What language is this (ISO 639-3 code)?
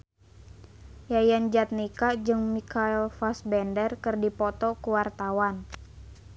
sun